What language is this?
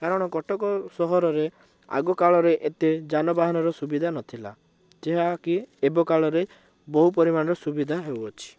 Odia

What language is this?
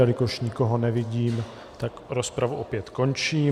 Czech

